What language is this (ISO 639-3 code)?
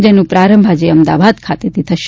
guj